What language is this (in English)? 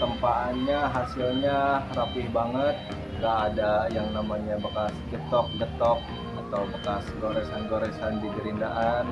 Indonesian